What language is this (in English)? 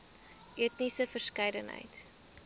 Afrikaans